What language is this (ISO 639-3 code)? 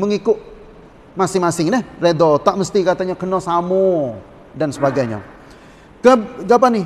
msa